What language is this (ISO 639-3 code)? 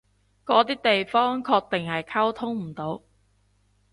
yue